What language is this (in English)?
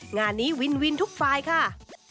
Thai